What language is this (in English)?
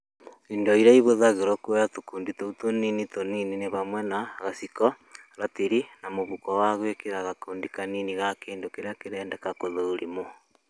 Kikuyu